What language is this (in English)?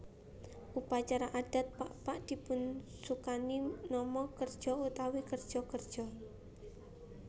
Javanese